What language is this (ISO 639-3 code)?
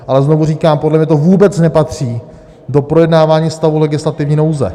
ces